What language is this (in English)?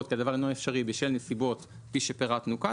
Hebrew